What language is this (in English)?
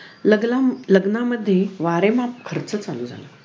Marathi